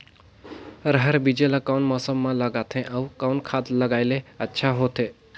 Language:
Chhattisgarhi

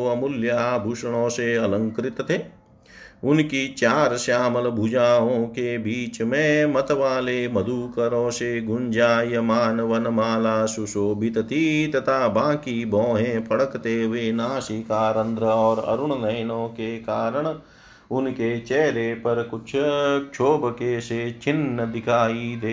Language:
Hindi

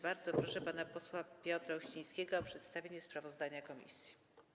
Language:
Polish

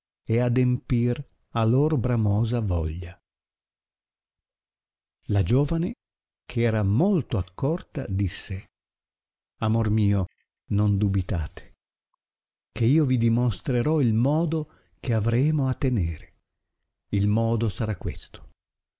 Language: Italian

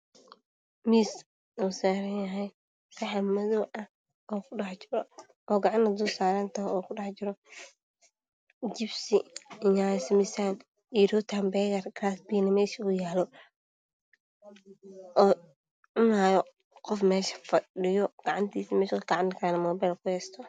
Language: Somali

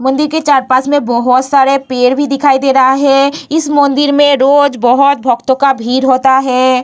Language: Hindi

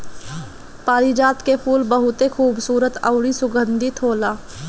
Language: Bhojpuri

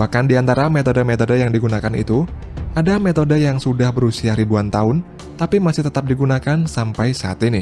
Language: Indonesian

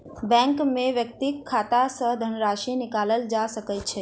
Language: Maithili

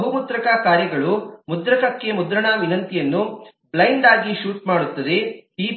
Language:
Kannada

